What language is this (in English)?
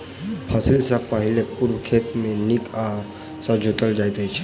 Maithili